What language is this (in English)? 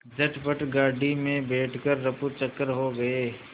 Hindi